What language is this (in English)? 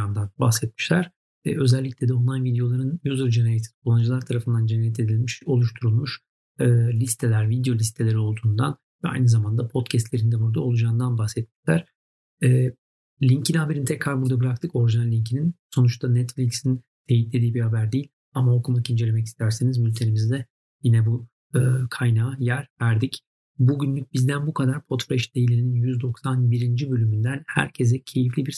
Turkish